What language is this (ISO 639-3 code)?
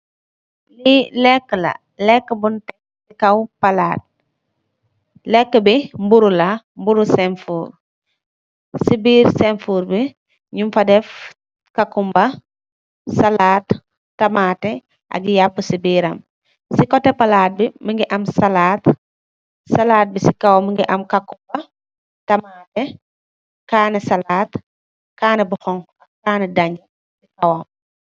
wol